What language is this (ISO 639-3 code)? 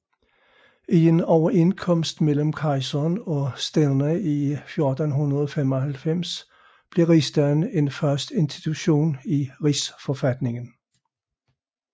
dan